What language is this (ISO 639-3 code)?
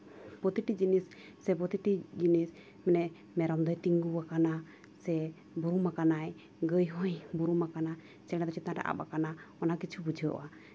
sat